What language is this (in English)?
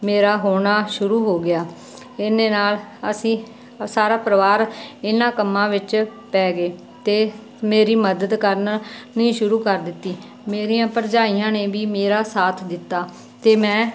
Punjabi